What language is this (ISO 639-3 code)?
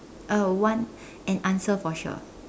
eng